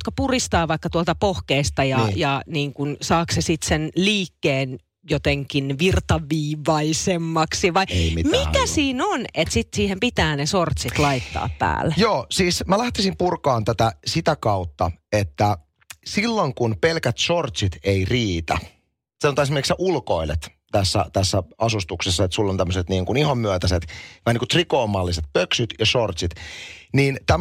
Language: Finnish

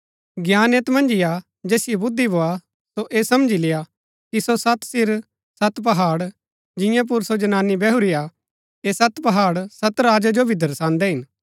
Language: Gaddi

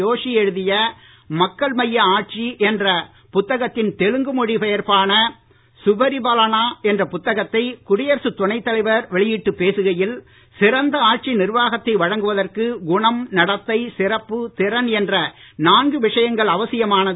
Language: Tamil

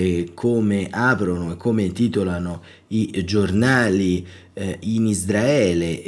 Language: Italian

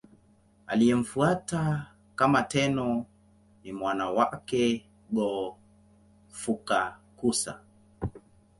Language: Swahili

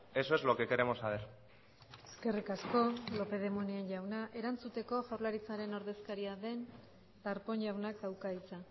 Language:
Basque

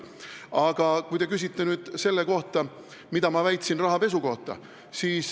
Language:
Estonian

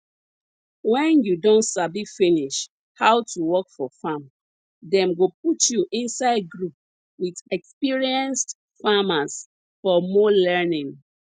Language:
Nigerian Pidgin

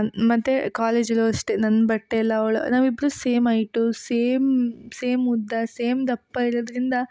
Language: Kannada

